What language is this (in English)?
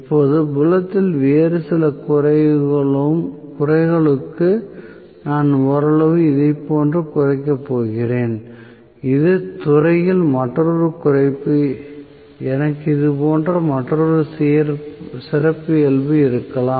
Tamil